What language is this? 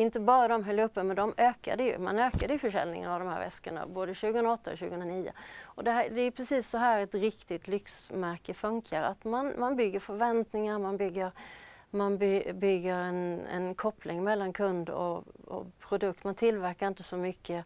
Swedish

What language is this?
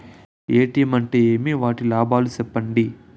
Telugu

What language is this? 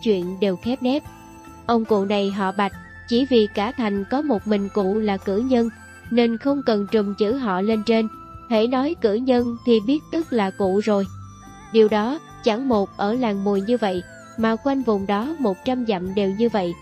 Vietnamese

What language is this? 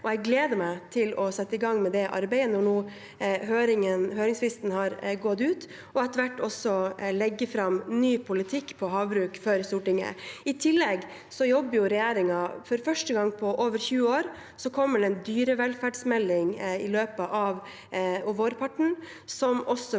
Norwegian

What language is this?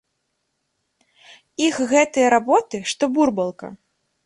Belarusian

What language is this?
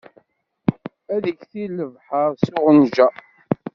Kabyle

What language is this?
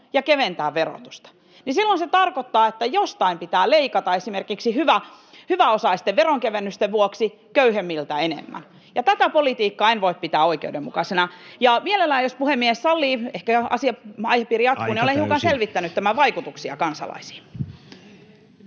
Finnish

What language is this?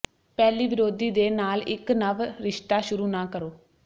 Punjabi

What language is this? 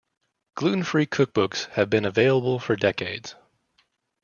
English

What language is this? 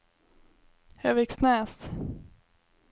Swedish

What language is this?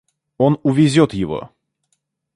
Russian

